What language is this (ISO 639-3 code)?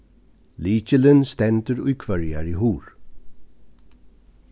fao